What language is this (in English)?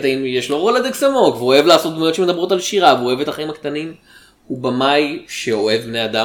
Hebrew